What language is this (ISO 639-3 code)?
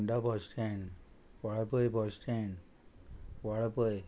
kok